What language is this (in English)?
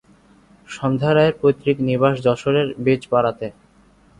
Bangla